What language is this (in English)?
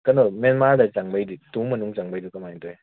Manipuri